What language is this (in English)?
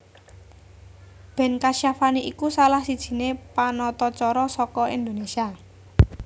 Javanese